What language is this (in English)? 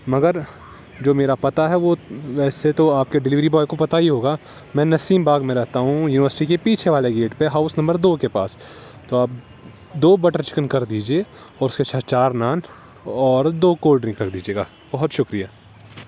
Urdu